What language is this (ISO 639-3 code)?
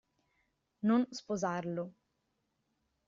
ita